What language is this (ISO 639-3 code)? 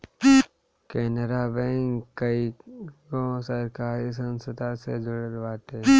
bho